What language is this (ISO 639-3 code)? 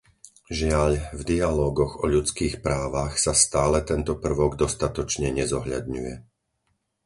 slk